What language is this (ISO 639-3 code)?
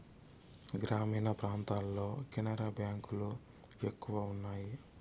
tel